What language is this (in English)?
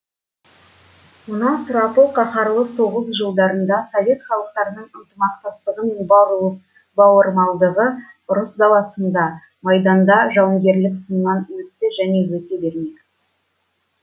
Kazakh